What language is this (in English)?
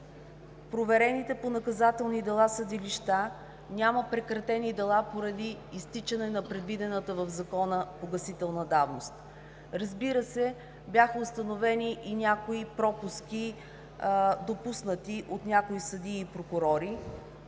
Bulgarian